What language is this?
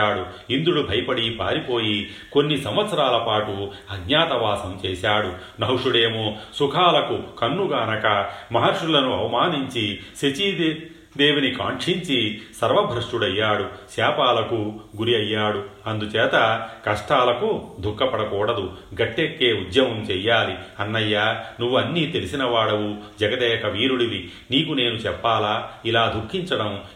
Telugu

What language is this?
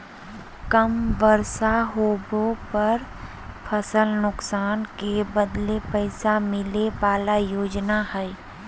Magahi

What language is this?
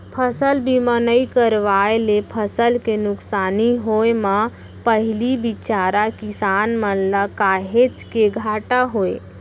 Chhattisgarhi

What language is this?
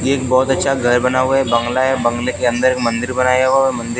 Hindi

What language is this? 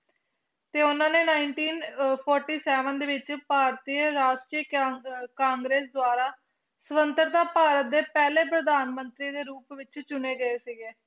Punjabi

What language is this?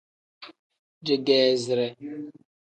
Tem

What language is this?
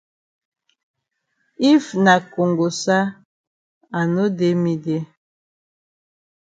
Cameroon Pidgin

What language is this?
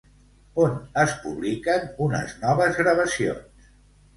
Catalan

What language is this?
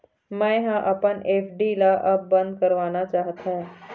Chhattisgarhi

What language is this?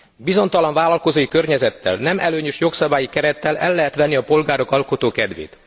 Hungarian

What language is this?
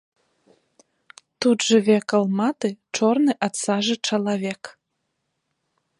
Belarusian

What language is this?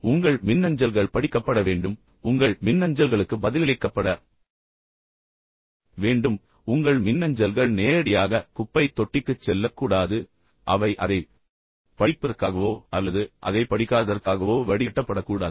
Tamil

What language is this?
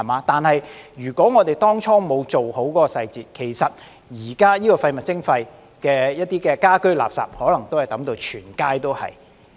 Cantonese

